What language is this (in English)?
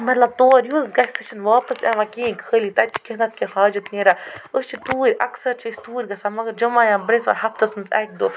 Kashmiri